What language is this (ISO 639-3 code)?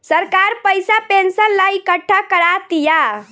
bho